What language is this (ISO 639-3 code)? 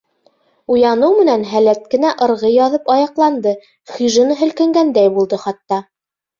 bak